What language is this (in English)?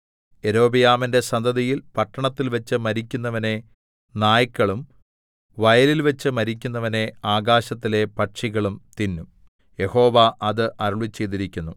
Malayalam